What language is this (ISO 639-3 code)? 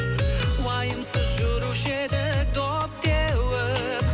kaz